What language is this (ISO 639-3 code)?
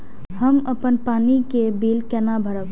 mai